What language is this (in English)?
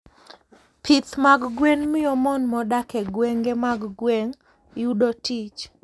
Luo (Kenya and Tanzania)